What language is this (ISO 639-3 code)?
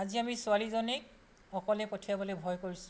asm